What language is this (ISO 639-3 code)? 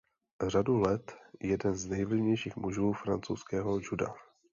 ces